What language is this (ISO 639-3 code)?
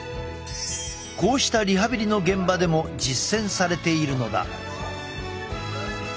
jpn